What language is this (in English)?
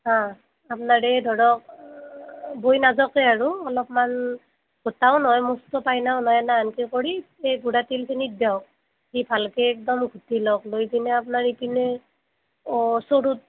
Assamese